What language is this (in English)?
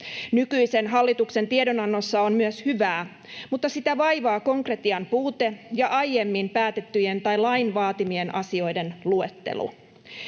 Finnish